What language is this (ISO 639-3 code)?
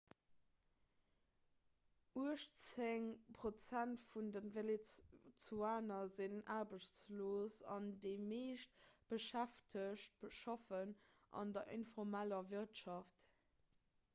ltz